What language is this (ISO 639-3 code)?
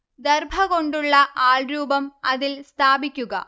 mal